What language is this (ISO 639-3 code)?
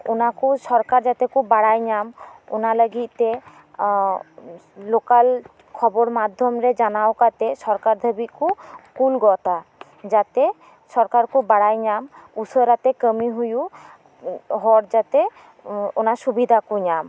sat